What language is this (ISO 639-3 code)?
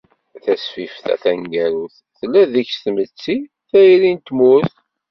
kab